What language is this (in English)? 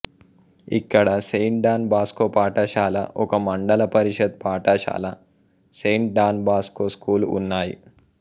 Telugu